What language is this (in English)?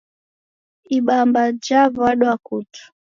Taita